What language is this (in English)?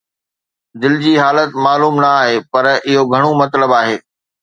Sindhi